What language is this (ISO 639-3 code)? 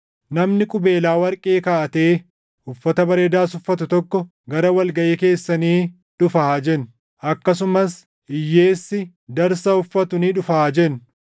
orm